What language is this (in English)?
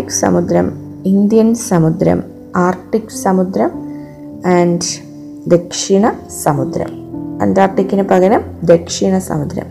Malayalam